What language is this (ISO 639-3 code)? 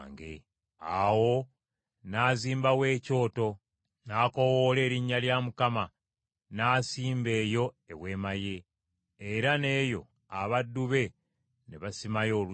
lug